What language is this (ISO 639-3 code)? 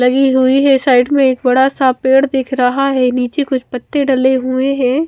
hin